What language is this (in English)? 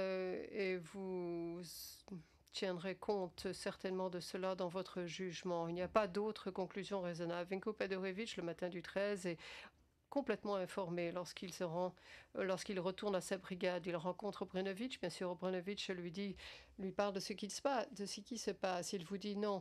French